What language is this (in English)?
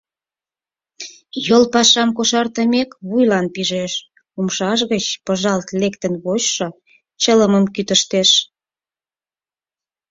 Mari